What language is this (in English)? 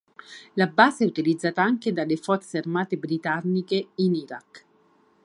Italian